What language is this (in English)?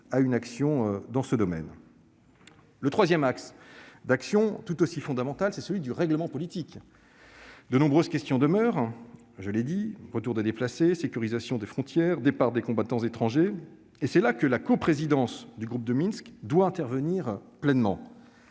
French